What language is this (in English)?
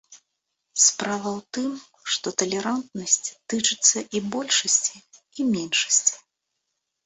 Belarusian